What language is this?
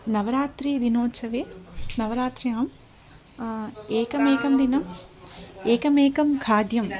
Sanskrit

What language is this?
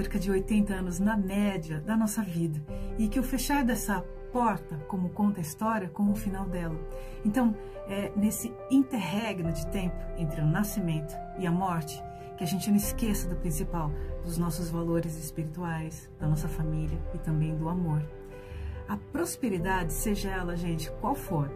Portuguese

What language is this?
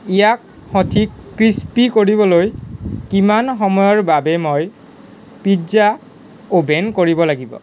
Assamese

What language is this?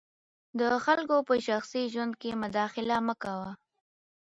Pashto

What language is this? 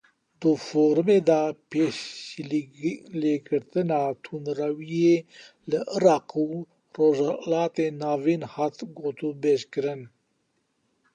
Kurdish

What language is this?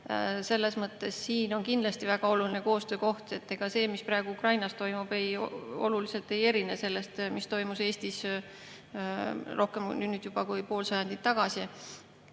Estonian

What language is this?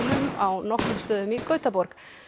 Icelandic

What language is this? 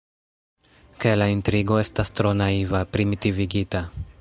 Esperanto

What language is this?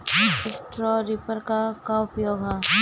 Bhojpuri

